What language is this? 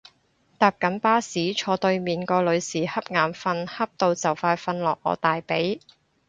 Cantonese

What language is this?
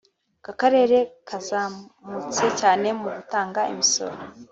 Kinyarwanda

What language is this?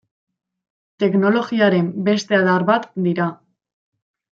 Basque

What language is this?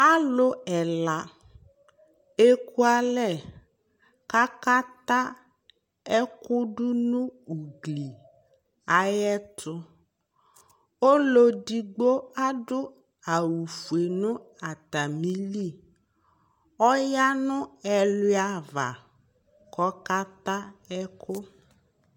Ikposo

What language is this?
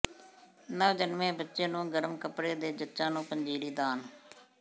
Punjabi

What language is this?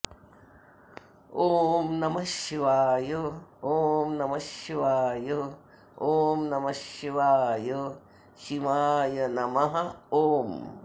Sanskrit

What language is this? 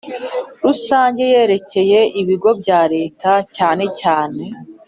Kinyarwanda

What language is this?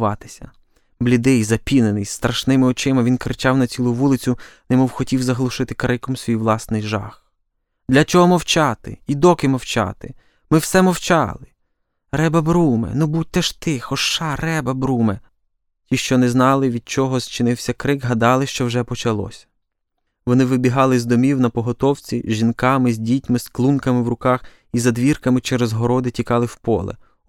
Ukrainian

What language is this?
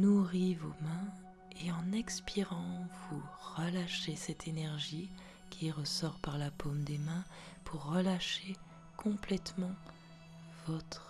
French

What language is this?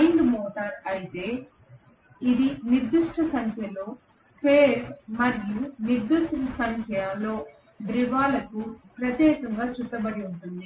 Telugu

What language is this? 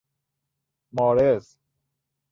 Persian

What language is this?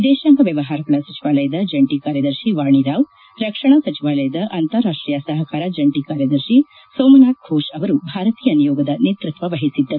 Kannada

